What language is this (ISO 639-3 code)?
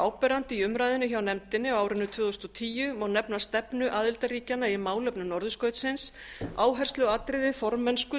isl